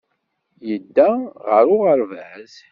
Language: Kabyle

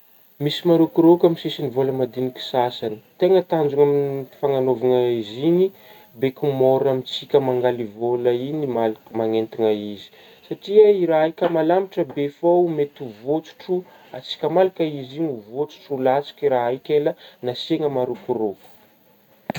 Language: Northern Betsimisaraka Malagasy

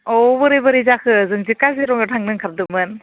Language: Bodo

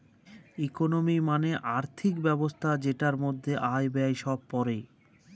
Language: Bangla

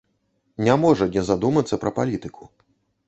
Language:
Belarusian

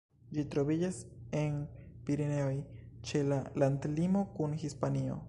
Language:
Esperanto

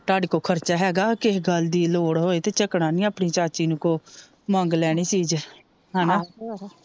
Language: Punjabi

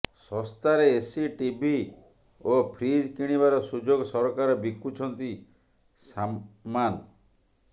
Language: Odia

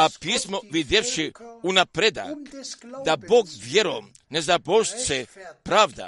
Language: Croatian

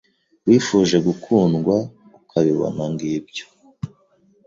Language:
Kinyarwanda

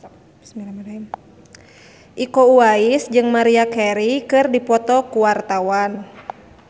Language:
Sundanese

